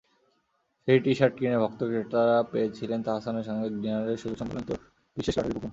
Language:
Bangla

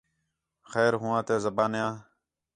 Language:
Khetrani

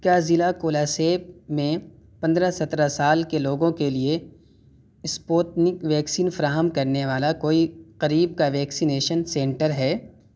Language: Urdu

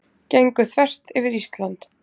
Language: Icelandic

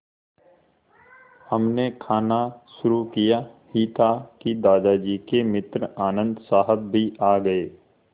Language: Hindi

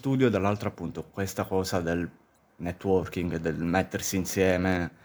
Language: Italian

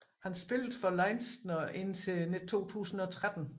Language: Danish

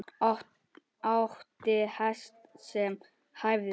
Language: Icelandic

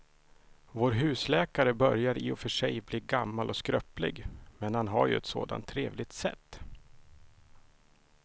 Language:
Swedish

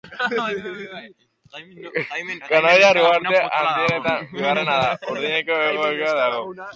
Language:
Basque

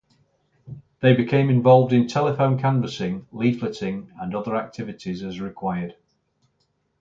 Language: English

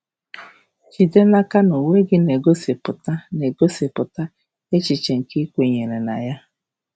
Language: Igbo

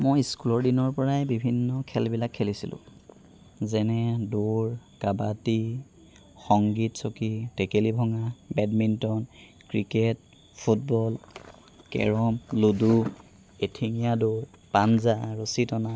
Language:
Assamese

